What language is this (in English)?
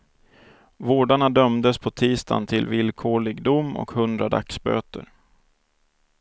Swedish